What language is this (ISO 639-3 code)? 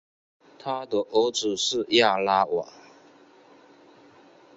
zho